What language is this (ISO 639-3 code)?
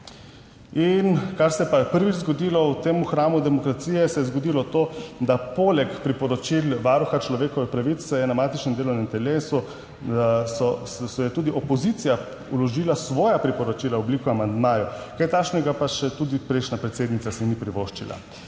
slv